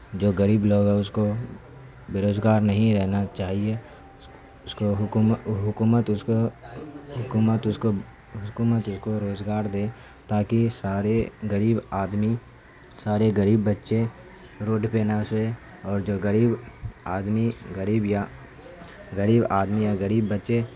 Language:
Urdu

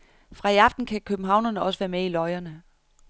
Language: Danish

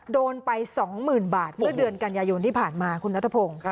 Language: Thai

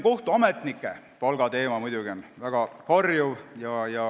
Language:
Estonian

